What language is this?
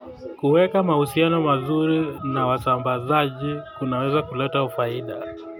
Kalenjin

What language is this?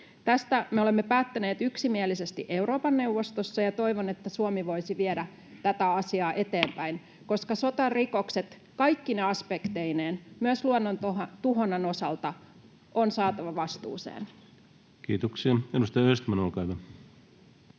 Finnish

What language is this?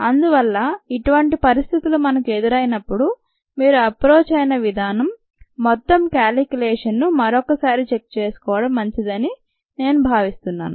Telugu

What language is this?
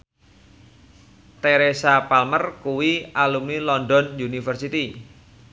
Javanese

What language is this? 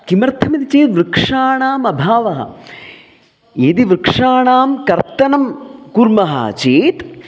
Sanskrit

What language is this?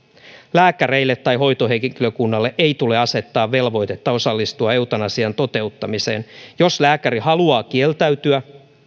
Finnish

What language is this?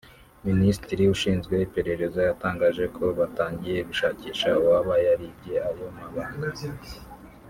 Kinyarwanda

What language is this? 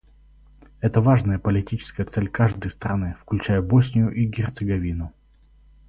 Russian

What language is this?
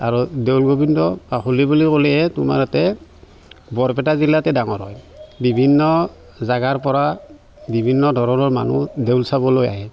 Assamese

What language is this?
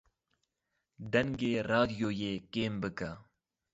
Kurdish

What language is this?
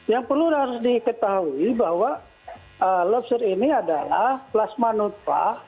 Indonesian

